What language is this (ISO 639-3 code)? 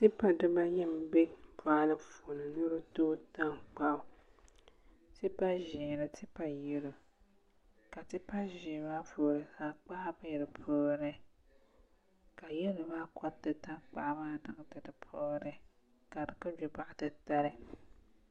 dag